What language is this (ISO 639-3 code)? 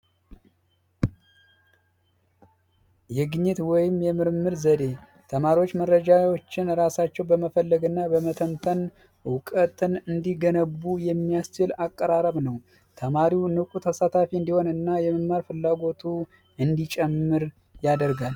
amh